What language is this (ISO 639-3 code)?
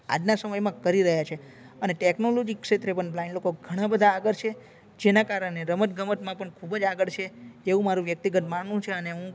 guj